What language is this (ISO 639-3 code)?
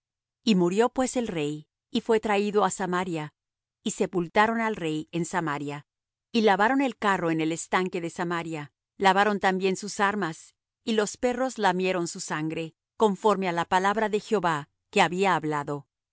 spa